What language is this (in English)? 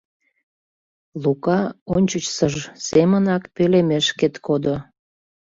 Mari